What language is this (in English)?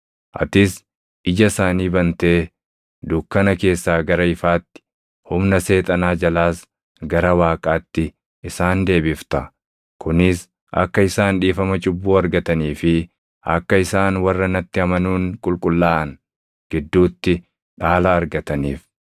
Oromo